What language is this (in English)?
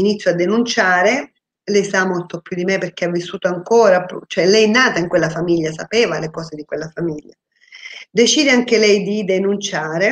Italian